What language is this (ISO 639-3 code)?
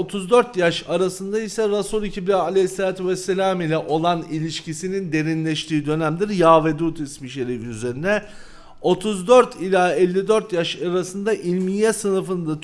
tur